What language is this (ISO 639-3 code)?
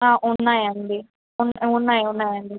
tel